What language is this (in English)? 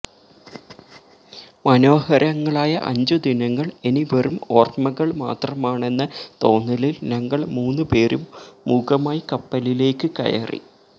Malayalam